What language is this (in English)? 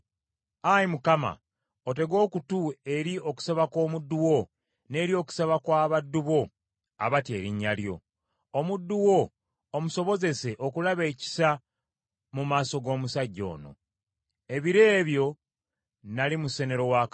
Ganda